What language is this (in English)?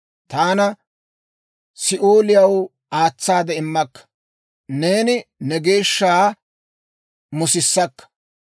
Dawro